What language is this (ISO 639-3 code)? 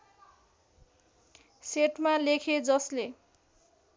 nep